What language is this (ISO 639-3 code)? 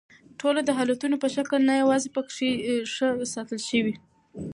pus